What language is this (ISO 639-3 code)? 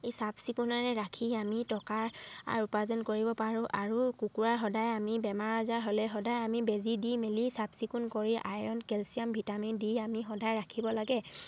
asm